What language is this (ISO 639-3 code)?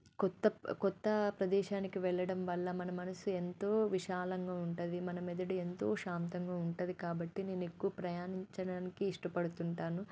tel